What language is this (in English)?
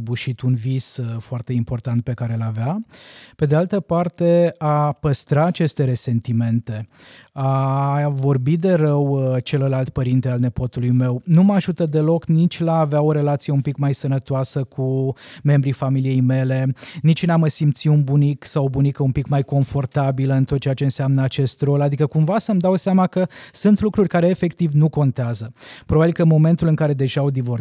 Romanian